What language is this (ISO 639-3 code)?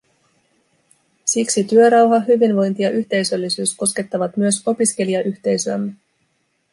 fin